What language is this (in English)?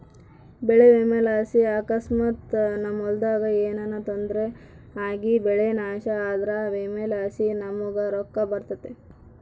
Kannada